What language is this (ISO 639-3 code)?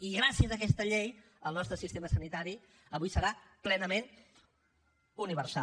cat